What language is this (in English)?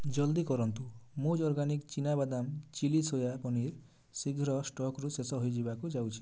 Odia